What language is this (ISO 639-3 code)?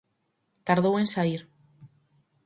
glg